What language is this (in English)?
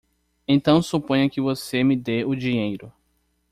Portuguese